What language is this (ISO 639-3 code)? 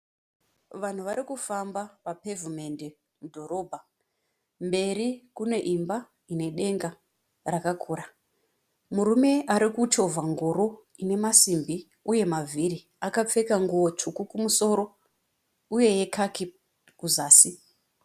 sna